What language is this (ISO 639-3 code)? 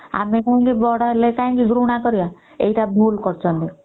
ori